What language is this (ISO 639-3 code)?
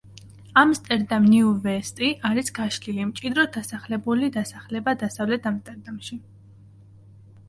kat